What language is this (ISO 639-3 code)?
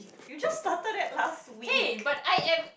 eng